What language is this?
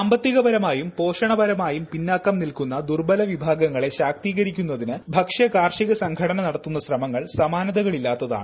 Malayalam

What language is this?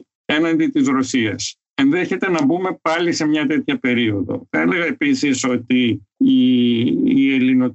Greek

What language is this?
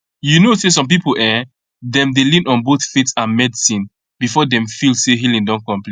Nigerian Pidgin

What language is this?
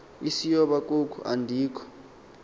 Xhosa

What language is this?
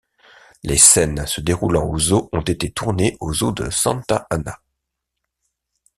French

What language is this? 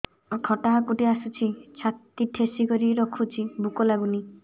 Odia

